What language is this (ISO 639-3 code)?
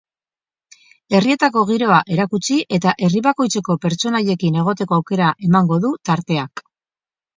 eus